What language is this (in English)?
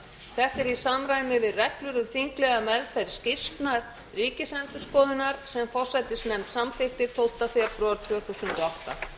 Icelandic